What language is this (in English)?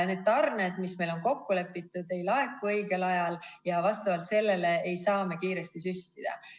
Estonian